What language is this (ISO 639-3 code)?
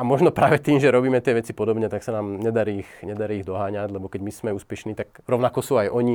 slk